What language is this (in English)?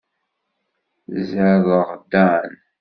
Kabyle